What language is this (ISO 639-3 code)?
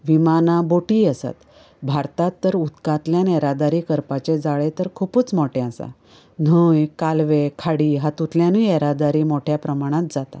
kok